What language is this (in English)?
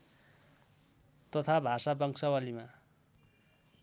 Nepali